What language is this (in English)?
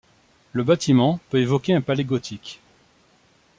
French